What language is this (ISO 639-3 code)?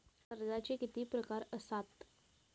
mar